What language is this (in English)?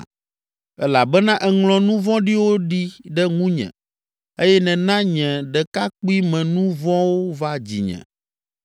Ewe